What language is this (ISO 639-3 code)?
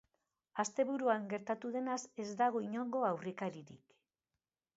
eus